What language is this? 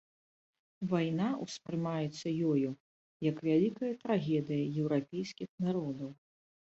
Belarusian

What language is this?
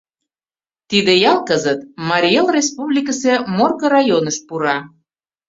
Mari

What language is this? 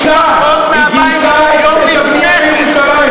Hebrew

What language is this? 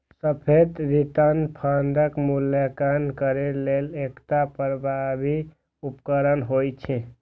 Maithili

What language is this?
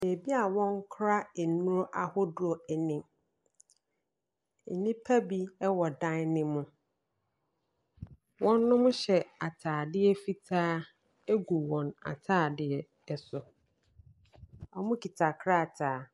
Akan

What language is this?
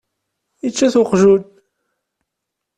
Kabyle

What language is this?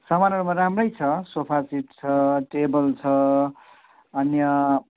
Nepali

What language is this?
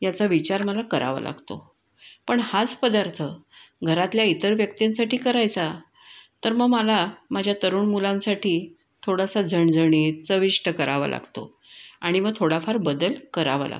Marathi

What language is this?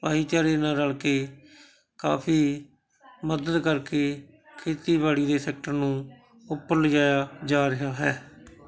Punjabi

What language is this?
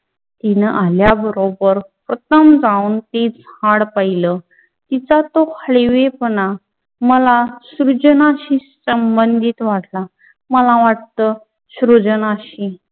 Marathi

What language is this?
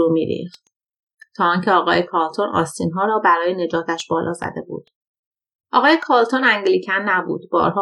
Persian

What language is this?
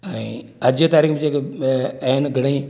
Sindhi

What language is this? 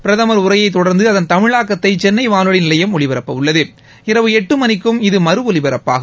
Tamil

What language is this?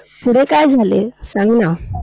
Marathi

